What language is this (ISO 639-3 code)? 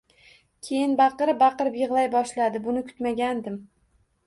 uzb